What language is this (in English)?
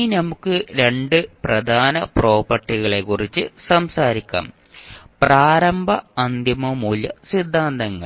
Malayalam